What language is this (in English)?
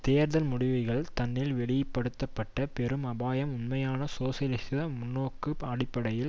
Tamil